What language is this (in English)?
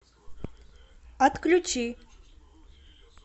Russian